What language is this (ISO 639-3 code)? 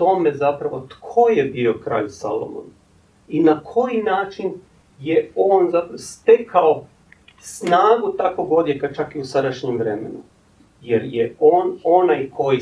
hrv